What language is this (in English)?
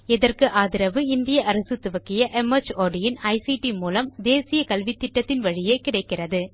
Tamil